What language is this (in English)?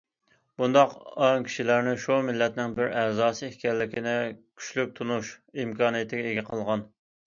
Uyghur